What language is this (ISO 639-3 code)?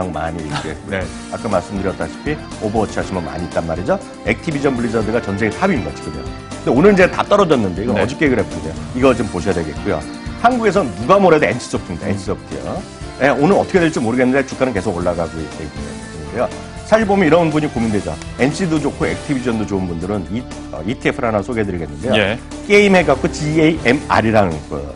kor